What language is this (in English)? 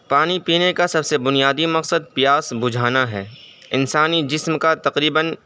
Urdu